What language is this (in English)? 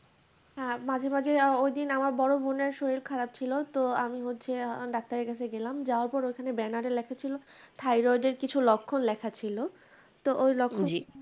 Bangla